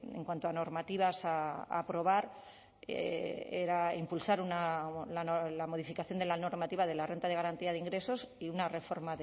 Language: Spanish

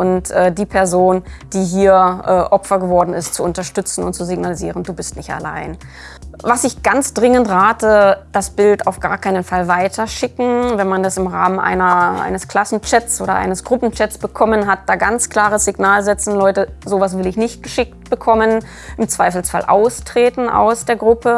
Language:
German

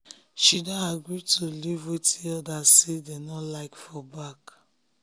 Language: Nigerian Pidgin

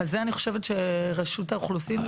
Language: Hebrew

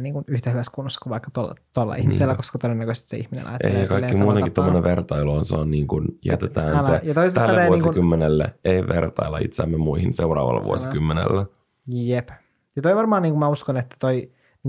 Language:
Finnish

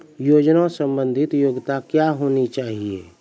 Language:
Maithili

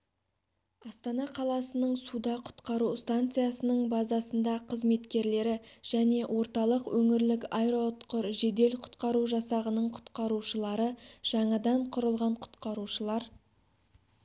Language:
Kazakh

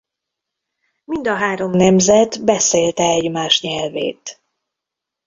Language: Hungarian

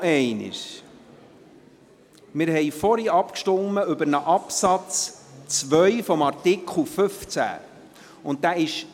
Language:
Swiss German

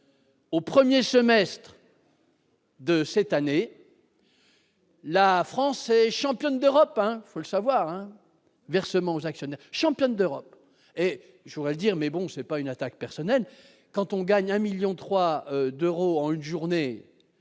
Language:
French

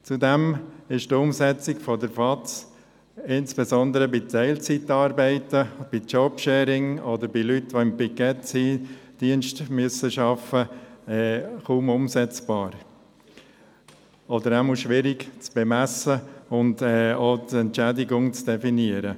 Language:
Swiss German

